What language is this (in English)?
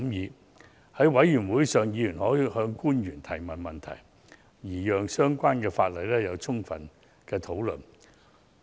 Cantonese